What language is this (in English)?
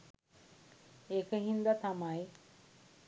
Sinhala